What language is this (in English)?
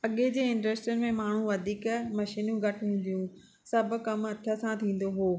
Sindhi